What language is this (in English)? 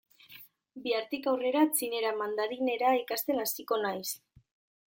Basque